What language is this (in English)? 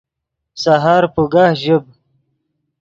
Yidgha